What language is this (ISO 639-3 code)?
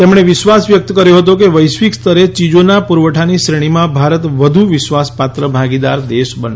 guj